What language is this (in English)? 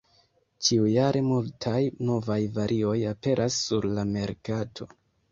Esperanto